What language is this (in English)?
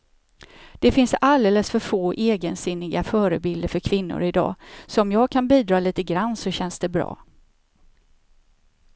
Swedish